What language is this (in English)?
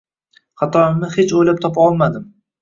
Uzbek